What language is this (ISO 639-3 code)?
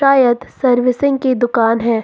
hin